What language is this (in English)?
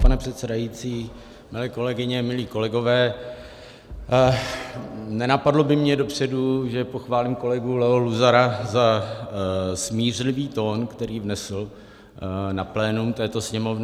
Czech